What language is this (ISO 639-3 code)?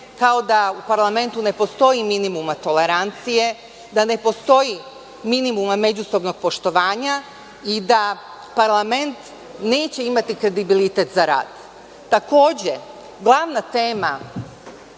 srp